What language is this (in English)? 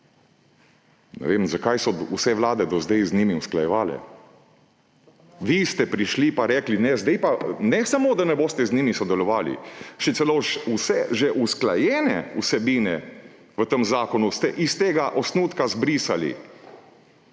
Slovenian